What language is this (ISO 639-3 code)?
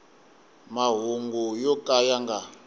tso